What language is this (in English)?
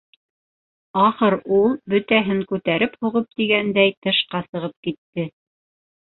Bashkir